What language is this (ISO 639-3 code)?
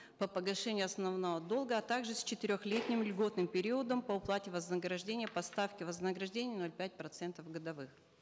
kaz